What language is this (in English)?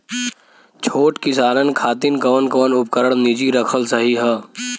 Bhojpuri